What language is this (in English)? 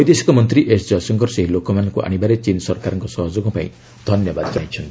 Odia